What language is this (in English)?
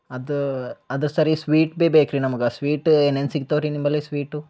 Kannada